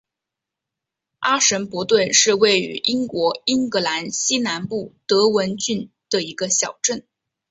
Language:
Chinese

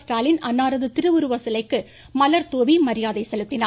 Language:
Tamil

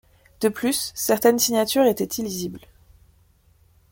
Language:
French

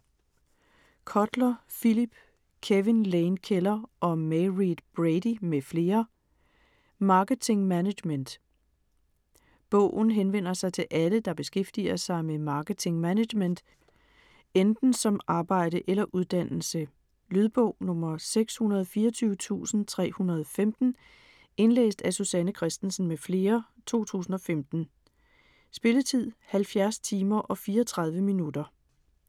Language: Danish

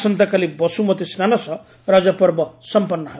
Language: Odia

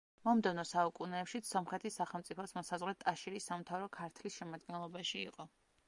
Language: Georgian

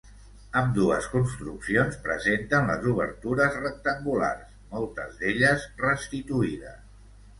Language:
Catalan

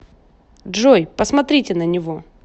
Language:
Russian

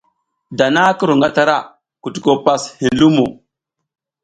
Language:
South Giziga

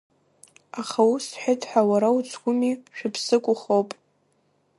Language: Abkhazian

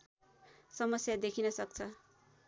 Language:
Nepali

